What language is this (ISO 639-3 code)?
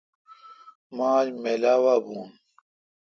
xka